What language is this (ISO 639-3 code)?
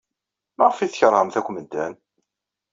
kab